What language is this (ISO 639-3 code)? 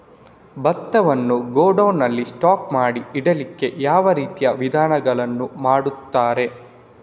kan